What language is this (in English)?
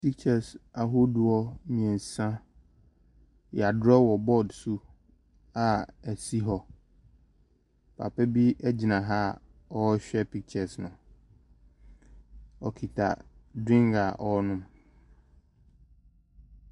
Akan